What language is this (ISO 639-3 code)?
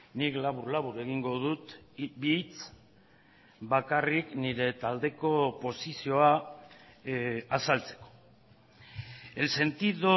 eus